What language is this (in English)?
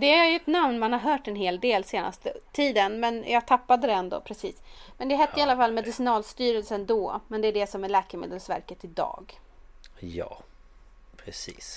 Swedish